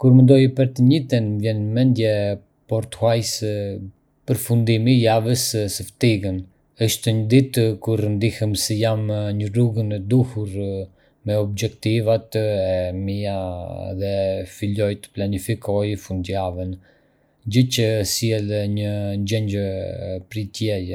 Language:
Arbëreshë Albanian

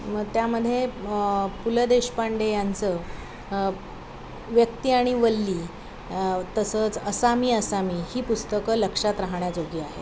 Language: Marathi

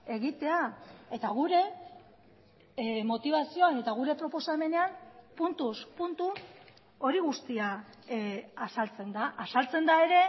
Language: Basque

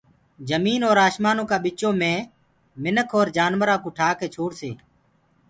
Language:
Gurgula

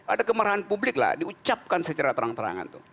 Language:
Indonesian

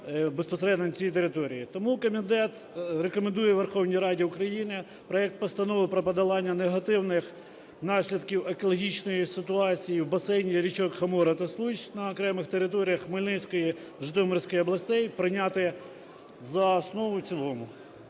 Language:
Ukrainian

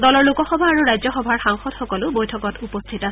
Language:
Assamese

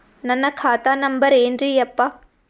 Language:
Kannada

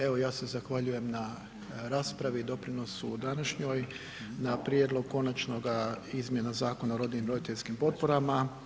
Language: Croatian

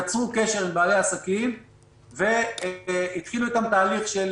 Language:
Hebrew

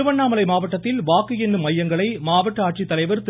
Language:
Tamil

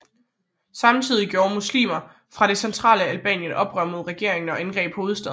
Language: Danish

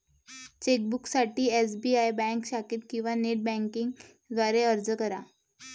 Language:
Marathi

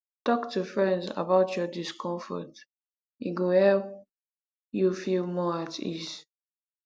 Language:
Nigerian Pidgin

